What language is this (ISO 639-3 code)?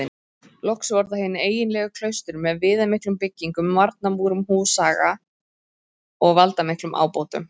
isl